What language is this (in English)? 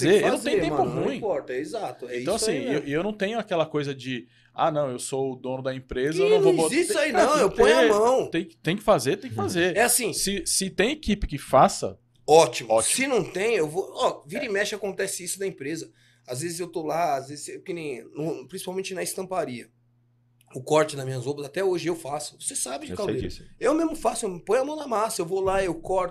Portuguese